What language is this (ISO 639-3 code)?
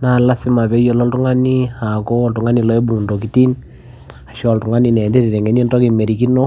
mas